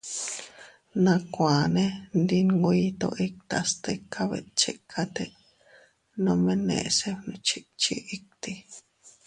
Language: Teutila Cuicatec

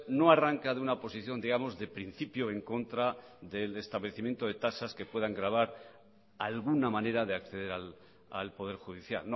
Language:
Spanish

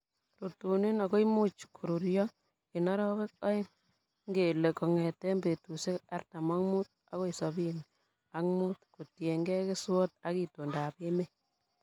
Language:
Kalenjin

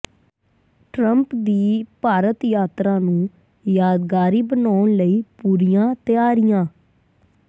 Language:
Punjabi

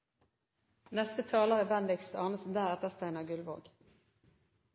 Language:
Norwegian Bokmål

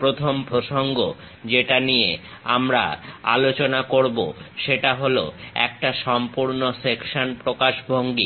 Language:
Bangla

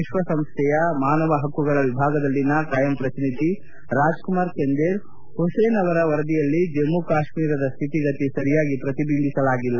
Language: Kannada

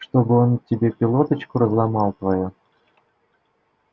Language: Russian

